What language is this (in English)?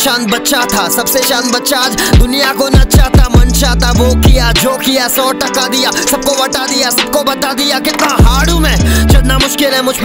Italian